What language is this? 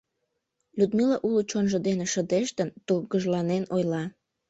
Mari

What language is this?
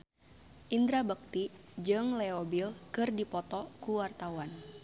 Sundanese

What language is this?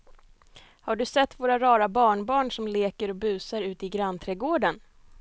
Swedish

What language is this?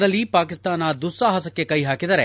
Kannada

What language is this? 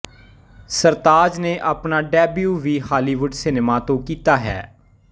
Punjabi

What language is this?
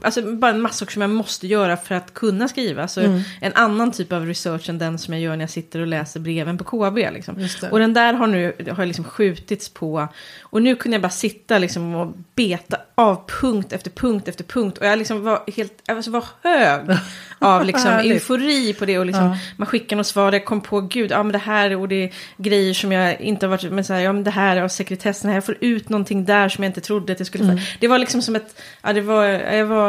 Swedish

